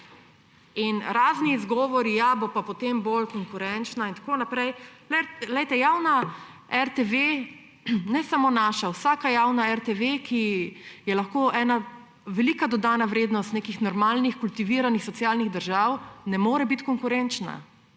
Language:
Slovenian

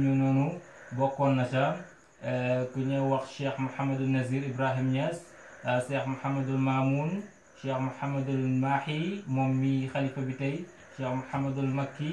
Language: Indonesian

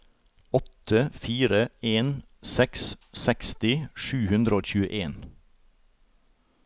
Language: Norwegian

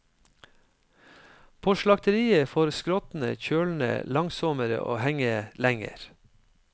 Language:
Norwegian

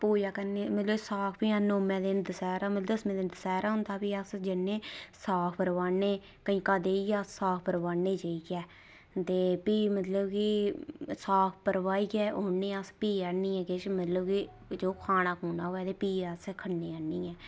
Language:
Dogri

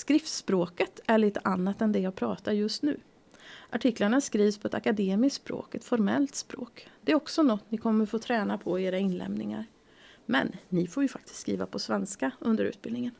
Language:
Swedish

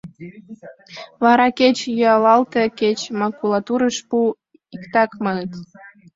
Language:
Mari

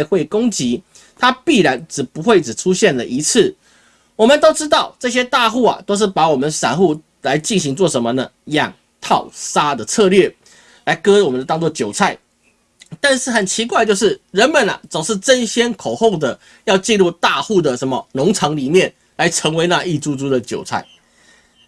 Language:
Chinese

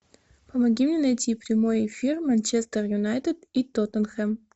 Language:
Russian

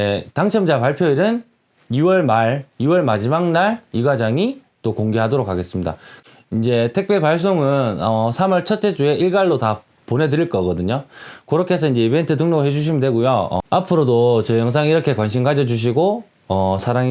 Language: Korean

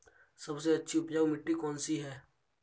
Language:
Hindi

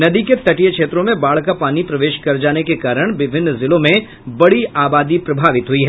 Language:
Hindi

